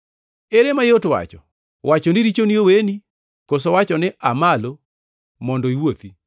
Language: Luo (Kenya and Tanzania)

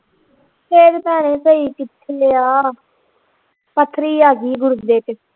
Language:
Punjabi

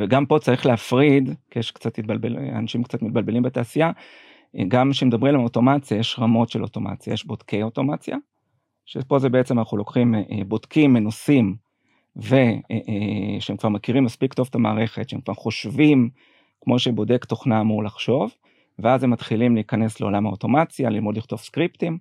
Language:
Hebrew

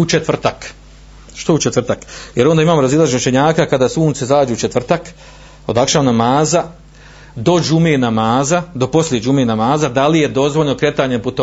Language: Croatian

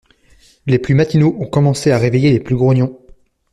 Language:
French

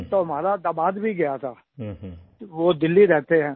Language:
Hindi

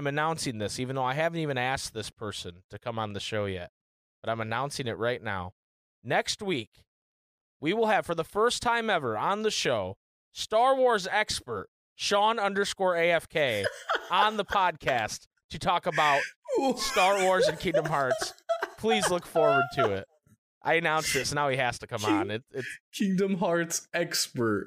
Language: English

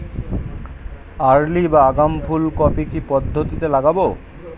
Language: Bangla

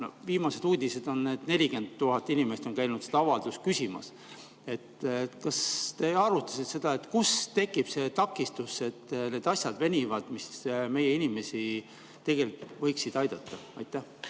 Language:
Estonian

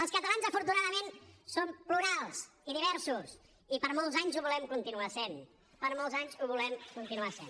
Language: Catalan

